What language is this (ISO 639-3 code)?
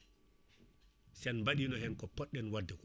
ful